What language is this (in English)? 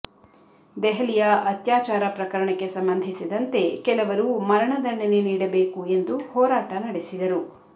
Kannada